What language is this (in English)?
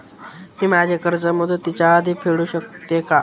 Marathi